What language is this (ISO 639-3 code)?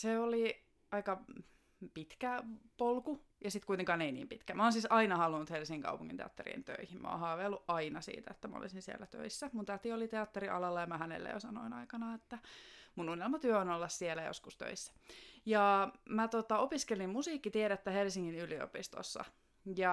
fin